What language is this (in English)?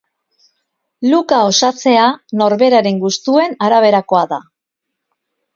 Basque